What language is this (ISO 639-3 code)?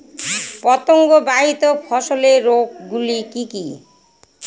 ben